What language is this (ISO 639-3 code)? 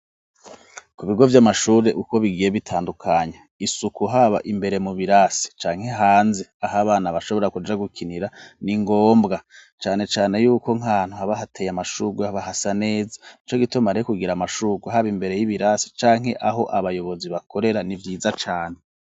run